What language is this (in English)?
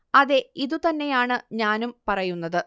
Malayalam